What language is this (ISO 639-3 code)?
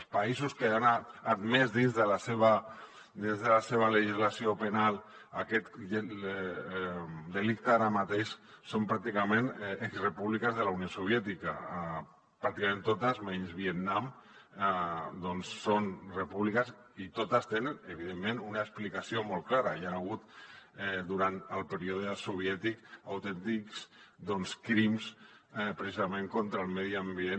cat